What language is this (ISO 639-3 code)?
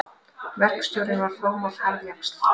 isl